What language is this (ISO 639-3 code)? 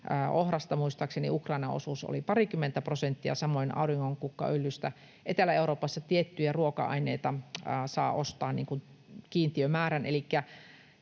fin